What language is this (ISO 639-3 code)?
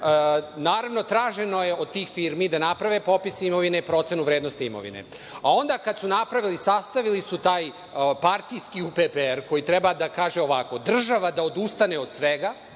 srp